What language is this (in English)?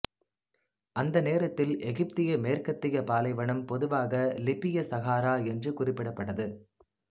Tamil